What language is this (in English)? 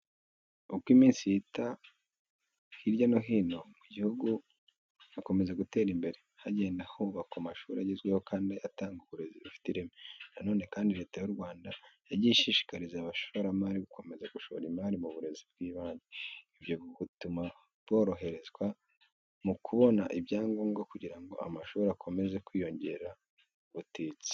Kinyarwanda